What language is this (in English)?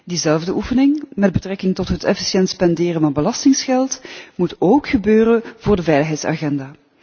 Dutch